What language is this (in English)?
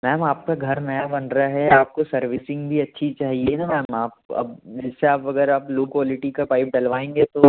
Hindi